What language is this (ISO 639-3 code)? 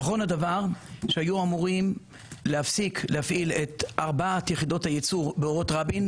heb